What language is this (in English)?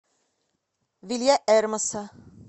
Russian